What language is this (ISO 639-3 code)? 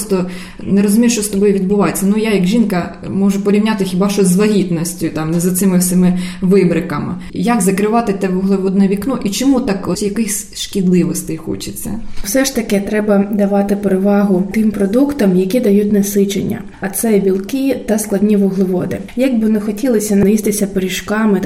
ukr